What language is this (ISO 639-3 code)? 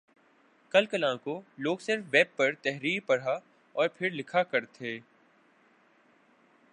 urd